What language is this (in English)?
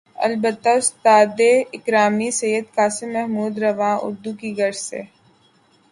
Urdu